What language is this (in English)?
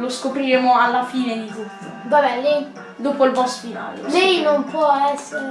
Italian